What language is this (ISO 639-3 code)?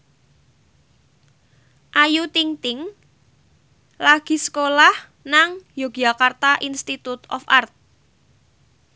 jav